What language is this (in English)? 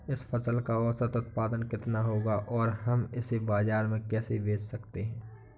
Hindi